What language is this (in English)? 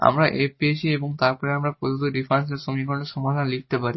Bangla